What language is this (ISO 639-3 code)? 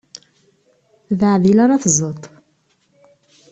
kab